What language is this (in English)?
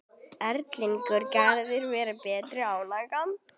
Icelandic